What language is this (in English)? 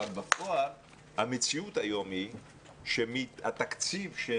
Hebrew